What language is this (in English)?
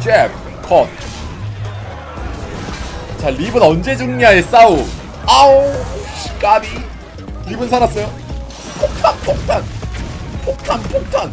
Korean